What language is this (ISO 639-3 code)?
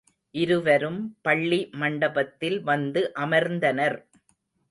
tam